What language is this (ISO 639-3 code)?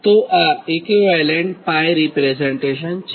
guj